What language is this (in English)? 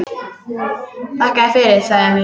Icelandic